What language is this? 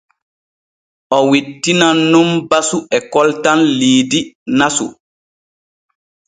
Borgu Fulfulde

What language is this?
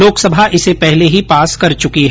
Hindi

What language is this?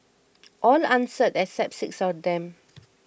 English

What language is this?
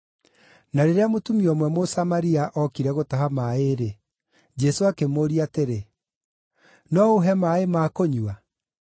Kikuyu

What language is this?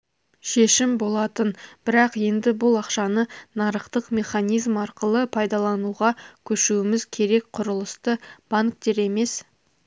Kazakh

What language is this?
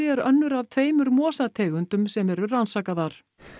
Icelandic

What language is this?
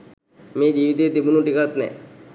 Sinhala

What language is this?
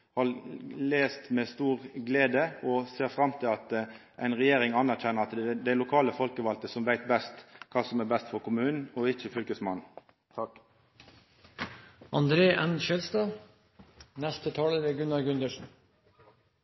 Norwegian Nynorsk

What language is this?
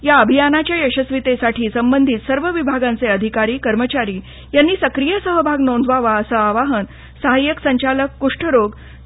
Marathi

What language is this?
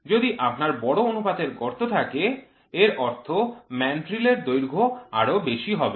Bangla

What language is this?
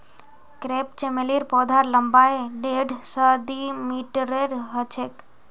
Magahi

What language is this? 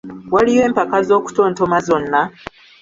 Ganda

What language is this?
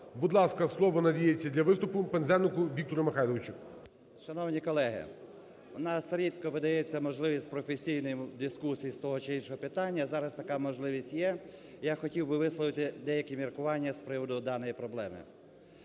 Ukrainian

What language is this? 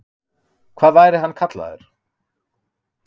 Icelandic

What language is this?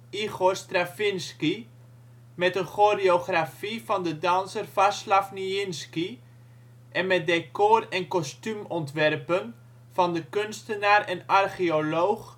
Dutch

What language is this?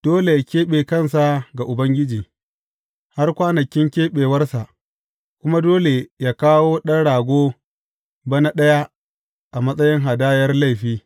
Hausa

